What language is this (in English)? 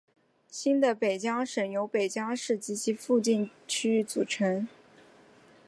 Chinese